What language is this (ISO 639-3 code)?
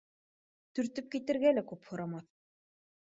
bak